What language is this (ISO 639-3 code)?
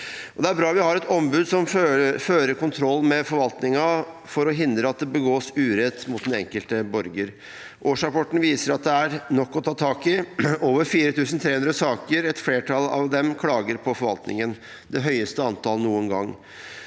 nor